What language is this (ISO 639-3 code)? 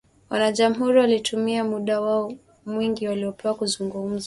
swa